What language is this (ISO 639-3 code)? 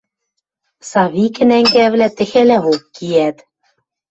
mrj